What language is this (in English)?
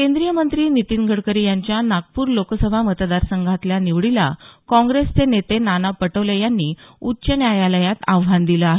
Marathi